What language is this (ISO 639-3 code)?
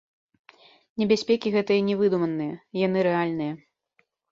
bel